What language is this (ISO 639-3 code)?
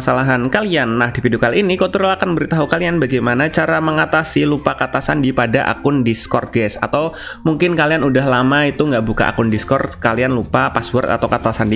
ind